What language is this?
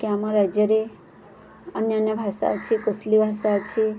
Odia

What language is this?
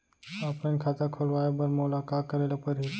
Chhattisgarhi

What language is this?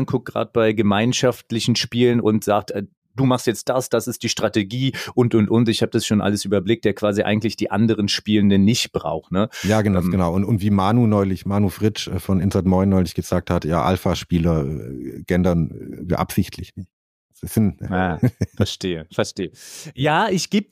German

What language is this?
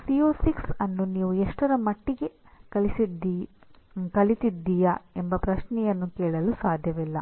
Kannada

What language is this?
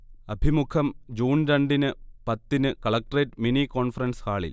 Malayalam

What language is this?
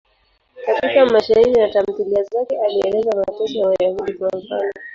Swahili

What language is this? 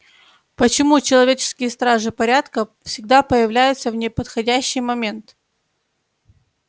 Russian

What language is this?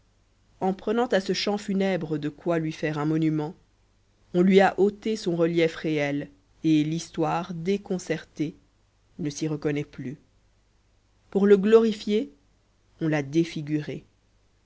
French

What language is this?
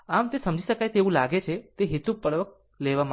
Gujarati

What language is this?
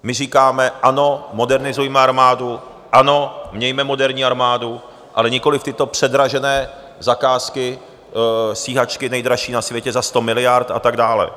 Czech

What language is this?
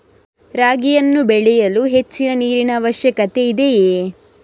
Kannada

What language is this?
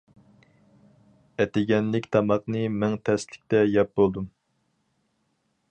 Uyghur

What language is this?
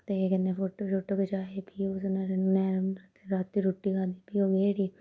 Dogri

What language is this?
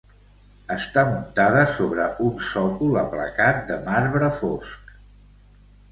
Catalan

